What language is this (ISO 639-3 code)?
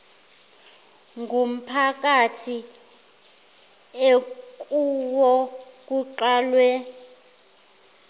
zul